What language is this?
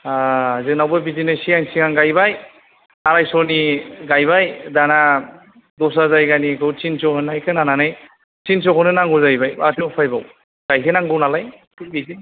Bodo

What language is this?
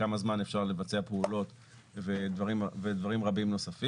Hebrew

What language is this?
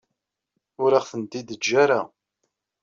Kabyle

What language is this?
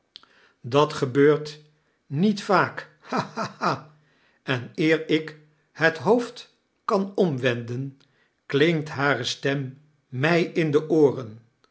Dutch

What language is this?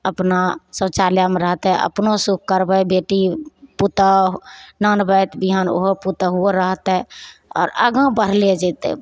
Maithili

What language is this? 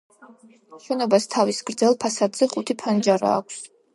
Georgian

